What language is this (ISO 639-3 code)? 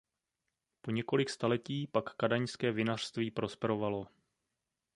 ces